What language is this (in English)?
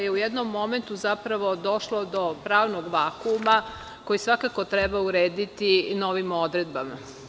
Serbian